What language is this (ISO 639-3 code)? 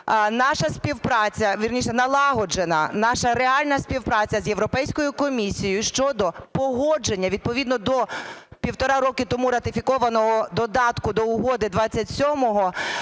ukr